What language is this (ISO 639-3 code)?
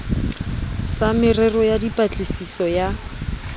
sot